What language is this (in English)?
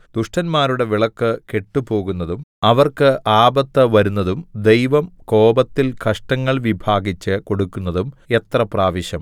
Malayalam